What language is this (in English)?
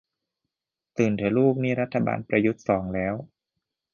Thai